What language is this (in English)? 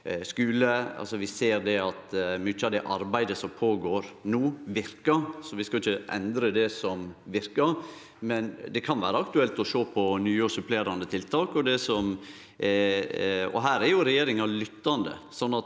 Norwegian